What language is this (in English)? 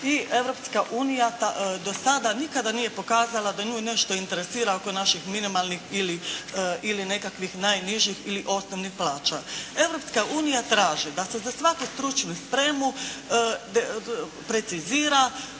Croatian